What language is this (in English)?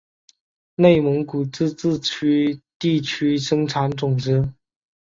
Chinese